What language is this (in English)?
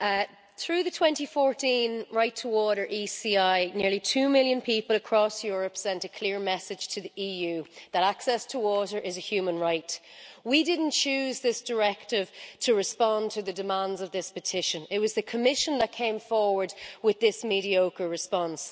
English